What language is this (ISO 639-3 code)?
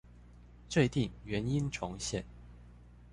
zho